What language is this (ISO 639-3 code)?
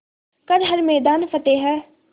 hin